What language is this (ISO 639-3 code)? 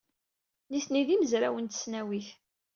kab